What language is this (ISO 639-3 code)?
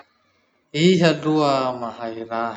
msh